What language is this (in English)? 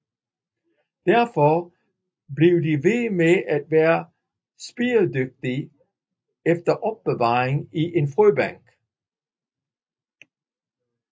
Danish